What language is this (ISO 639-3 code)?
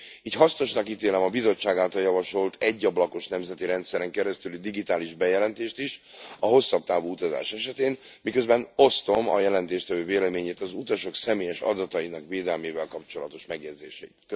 hun